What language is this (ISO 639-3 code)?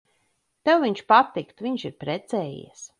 lav